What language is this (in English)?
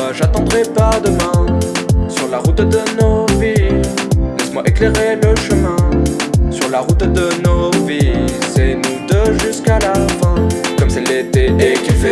French